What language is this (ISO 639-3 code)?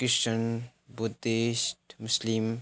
nep